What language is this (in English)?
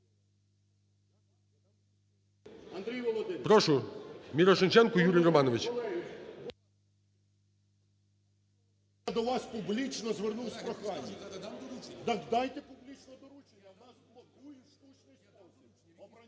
Ukrainian